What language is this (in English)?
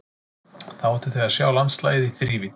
Icelandic